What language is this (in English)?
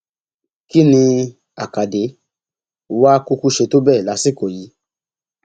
Yoruba